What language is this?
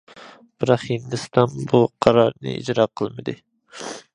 Uyghur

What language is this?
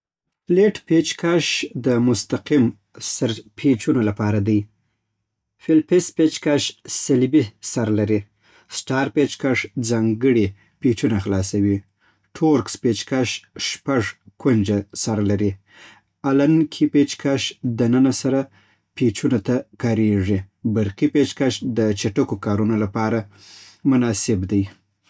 Southern Pashto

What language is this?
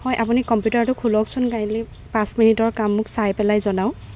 Assamese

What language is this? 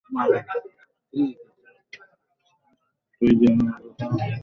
Bangla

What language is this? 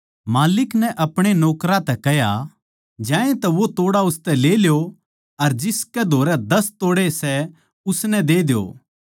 Haryanvi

